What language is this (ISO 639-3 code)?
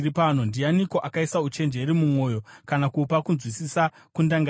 sna